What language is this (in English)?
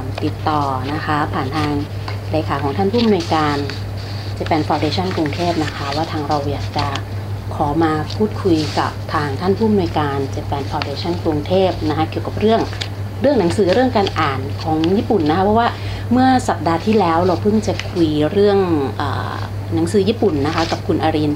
Thai